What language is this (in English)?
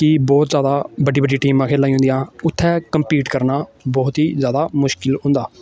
Dogri